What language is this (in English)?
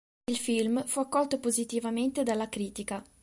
Italian